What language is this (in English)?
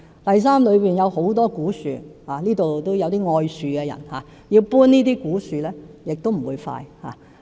Cantonese